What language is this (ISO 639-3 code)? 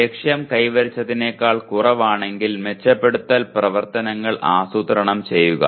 mal